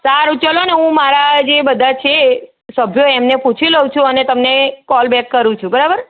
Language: Gujarati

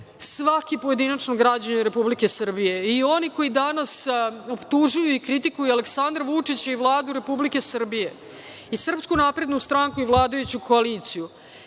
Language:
Serbian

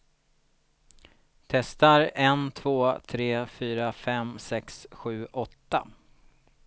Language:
Swedish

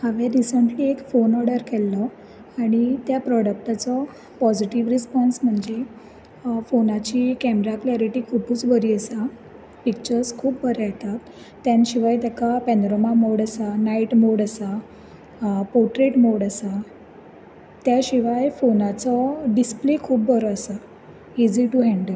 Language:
Konkani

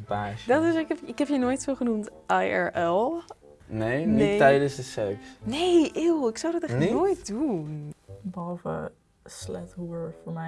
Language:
Dutch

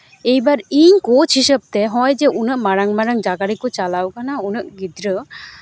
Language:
Santali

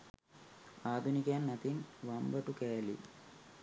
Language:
Sinhala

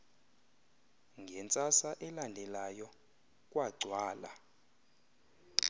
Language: Xhosa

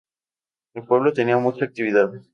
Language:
Spanish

